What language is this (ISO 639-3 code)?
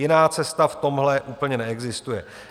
ces